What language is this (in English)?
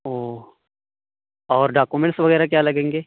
Urdu